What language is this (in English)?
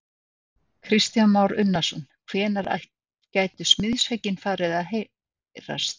Icelandic